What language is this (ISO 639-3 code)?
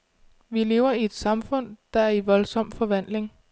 dan